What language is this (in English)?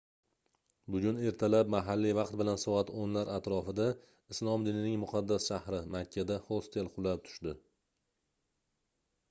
Uzbek